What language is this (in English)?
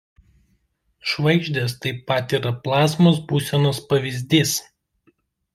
Lithuanian